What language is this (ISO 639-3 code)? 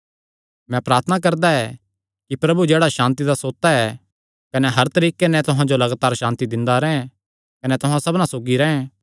xnr